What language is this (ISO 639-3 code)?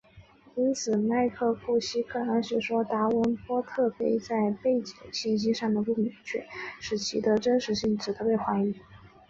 zho